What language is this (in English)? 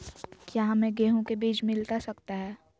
Magahi